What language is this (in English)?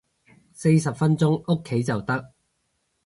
Cantonese